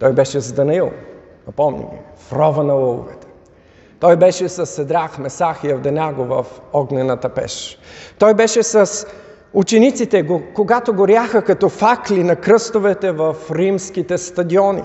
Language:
Bulgarian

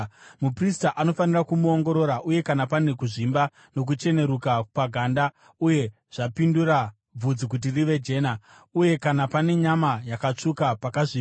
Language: Shona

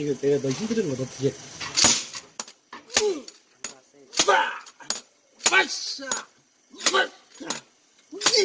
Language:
Korean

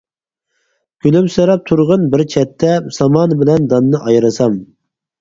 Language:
Uyghur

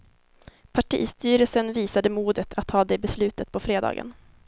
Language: Swedish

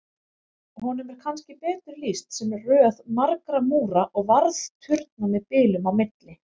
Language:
Icelandic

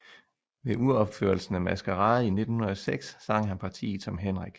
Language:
Danish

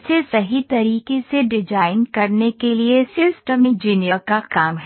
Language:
Hindi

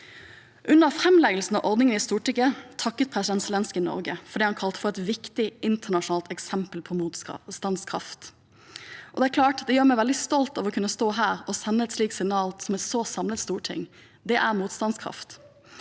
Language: Norwegian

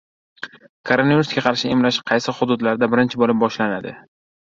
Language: Uzbek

